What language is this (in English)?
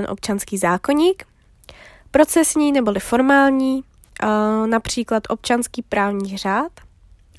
Czech